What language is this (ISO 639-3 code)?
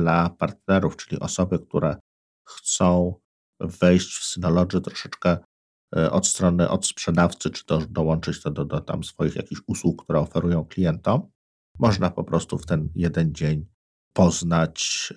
pol